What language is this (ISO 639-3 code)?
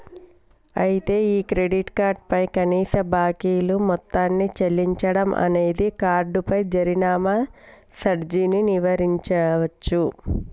tel